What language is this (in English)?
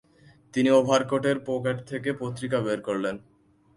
Bangla